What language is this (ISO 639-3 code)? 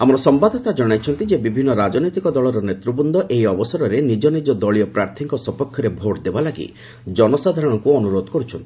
ori